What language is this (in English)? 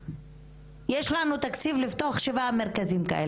Hebrew